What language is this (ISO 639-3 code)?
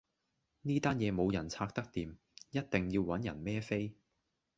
yue